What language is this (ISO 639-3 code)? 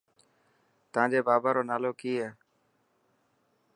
mki